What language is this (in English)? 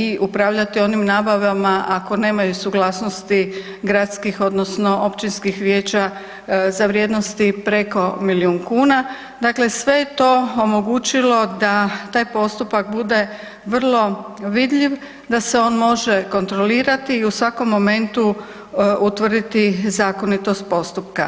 Croatian